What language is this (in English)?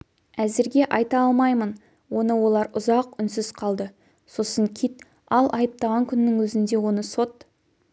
Kazakh